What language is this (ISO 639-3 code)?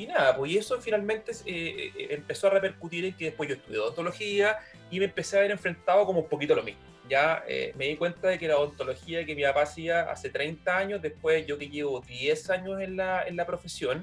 spa